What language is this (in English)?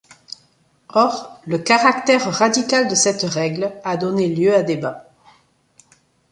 French